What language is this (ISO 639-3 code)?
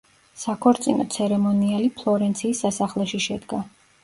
kat